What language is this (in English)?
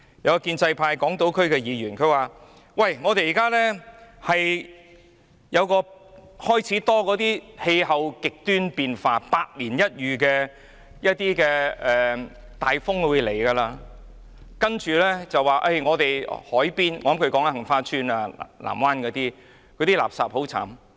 Cantonese